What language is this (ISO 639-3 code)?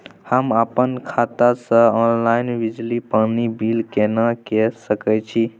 mai